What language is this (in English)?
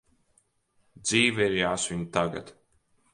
Latvian